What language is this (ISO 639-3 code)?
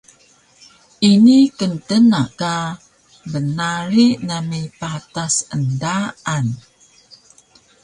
trv